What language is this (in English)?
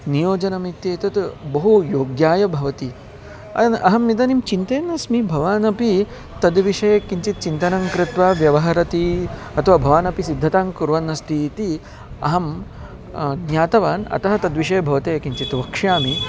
Sanskrit